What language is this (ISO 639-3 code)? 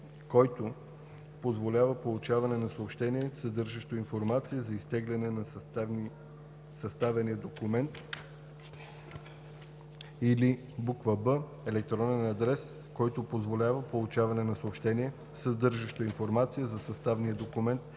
bul